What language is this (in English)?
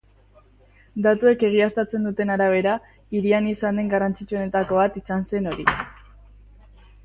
Basque